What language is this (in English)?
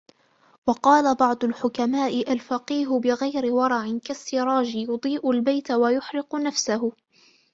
Arabic